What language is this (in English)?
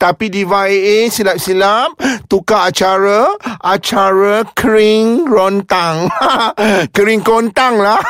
Malay